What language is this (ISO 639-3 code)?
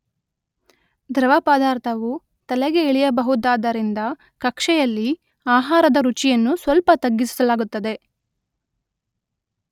kan